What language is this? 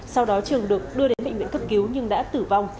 Vietnamese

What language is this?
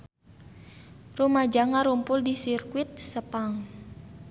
Sundanese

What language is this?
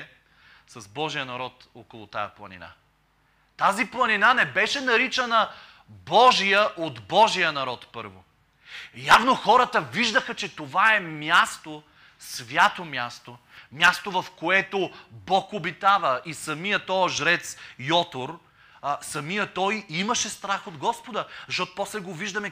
Bulgarian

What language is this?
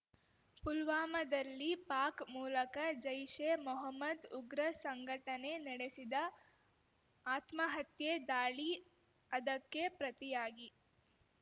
Kannada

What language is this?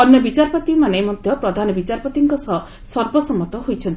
Odia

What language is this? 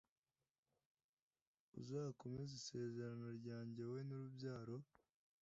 Kinyarwanda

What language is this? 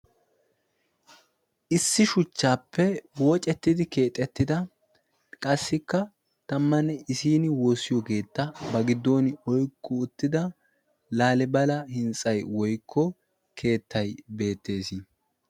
Wolaytta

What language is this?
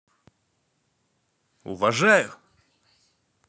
Russian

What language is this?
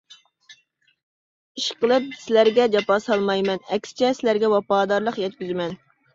Uyghur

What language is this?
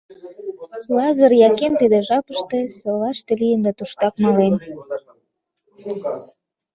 Mari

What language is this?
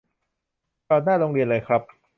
Thai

